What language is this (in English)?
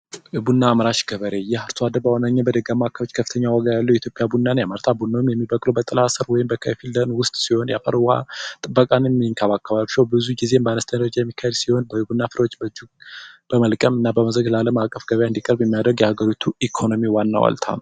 Amharic